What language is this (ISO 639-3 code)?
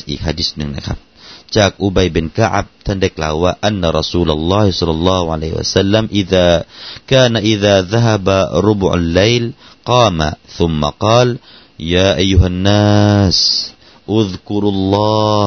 tha